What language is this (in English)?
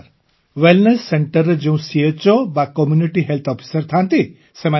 Odia